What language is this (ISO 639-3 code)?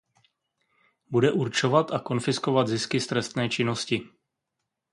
ces